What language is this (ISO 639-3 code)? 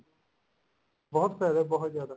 pan